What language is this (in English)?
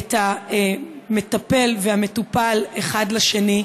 Hebrew